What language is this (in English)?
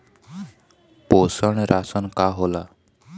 Bhojpuri